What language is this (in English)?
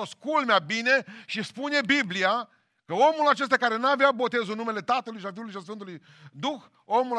Romanian